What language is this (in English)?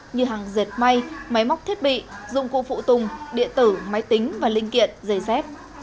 Vietnamese